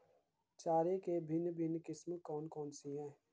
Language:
Hindi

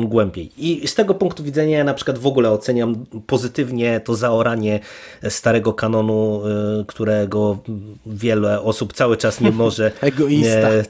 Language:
Polish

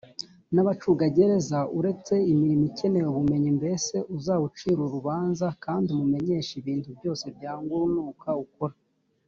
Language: Kinyarwanda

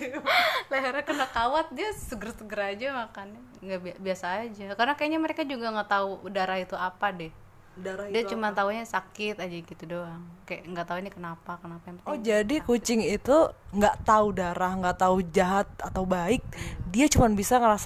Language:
Indonesian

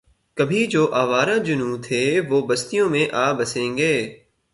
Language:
Urdu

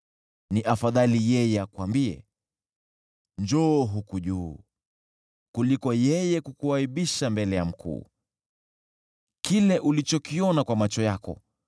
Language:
Swahili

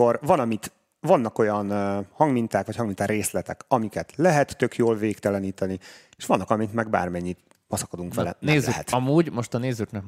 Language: Hungarian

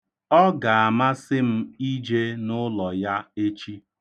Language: Igbo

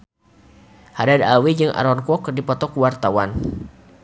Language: Sundanese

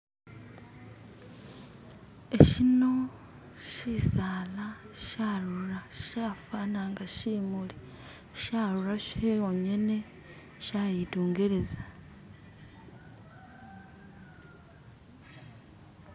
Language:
Masaaba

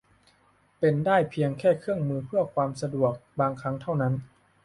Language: Thai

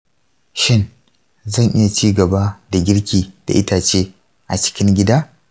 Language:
Hausa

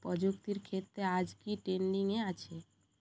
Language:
Bangla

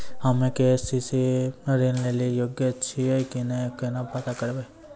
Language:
Maithili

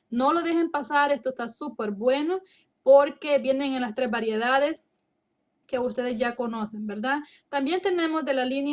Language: Spanish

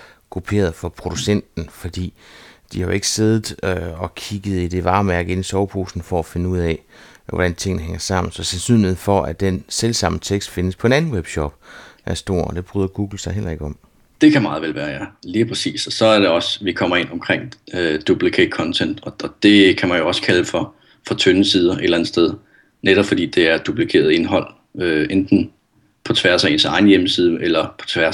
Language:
Danish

